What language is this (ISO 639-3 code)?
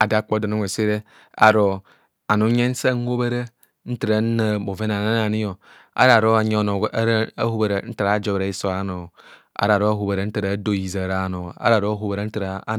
bcs